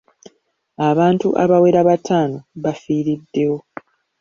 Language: Ganda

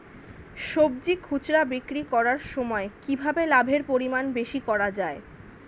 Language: Bangla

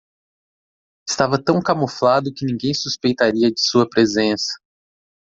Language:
Portuguese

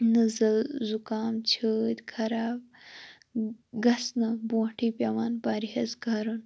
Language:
Kashmiri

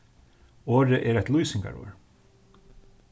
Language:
Faroese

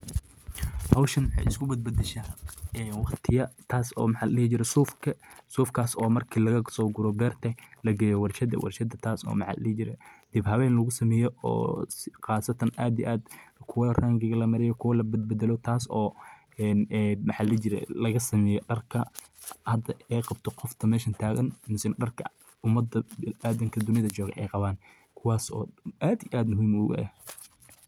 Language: Somali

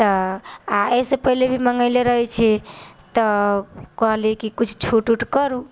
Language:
Maithili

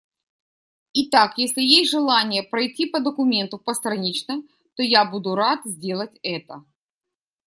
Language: Russian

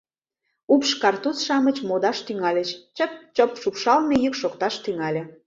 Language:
Mari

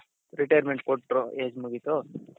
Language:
Kannada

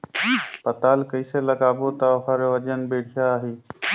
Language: Chhattisgarhi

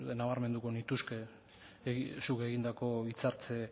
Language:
Basque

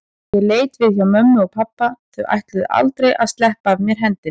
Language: Icelandic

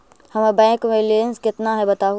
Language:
Magahi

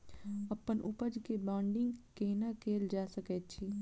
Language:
Maithili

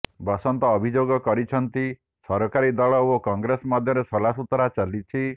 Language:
Odia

